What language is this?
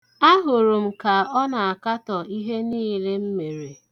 Igbo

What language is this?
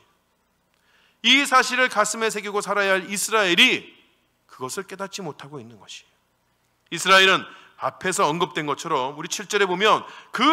Korean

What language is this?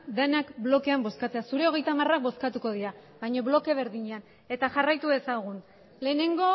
Basque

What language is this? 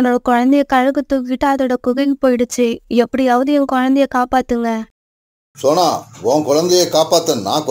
Tamil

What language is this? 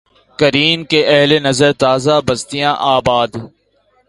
Urdu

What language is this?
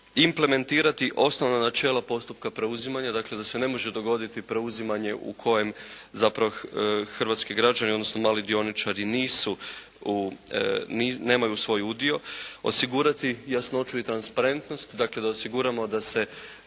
Croatian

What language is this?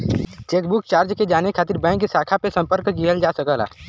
Bhojpuri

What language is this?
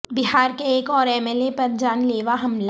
Urdu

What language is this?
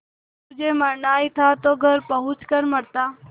Hindi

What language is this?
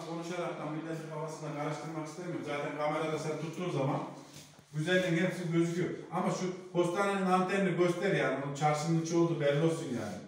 Turkish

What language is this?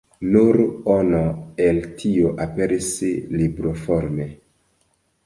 Esperanto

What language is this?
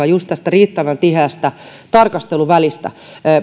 Finnish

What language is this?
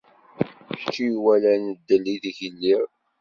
Kabyle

